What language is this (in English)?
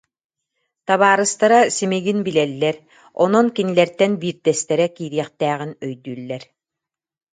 Yakut